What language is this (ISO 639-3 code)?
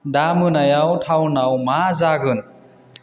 brx